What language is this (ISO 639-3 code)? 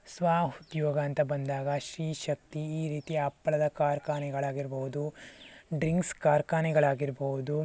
kan